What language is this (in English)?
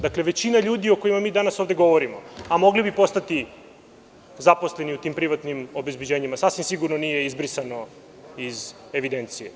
Serbian